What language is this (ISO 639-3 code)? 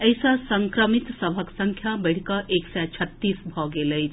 mai